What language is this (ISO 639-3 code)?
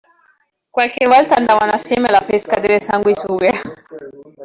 ita